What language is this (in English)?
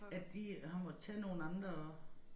Danish